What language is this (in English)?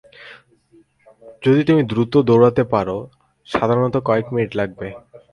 Bangla